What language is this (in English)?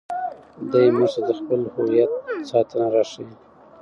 Pashto